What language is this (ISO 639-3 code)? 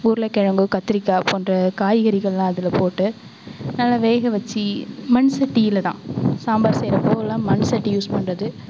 tam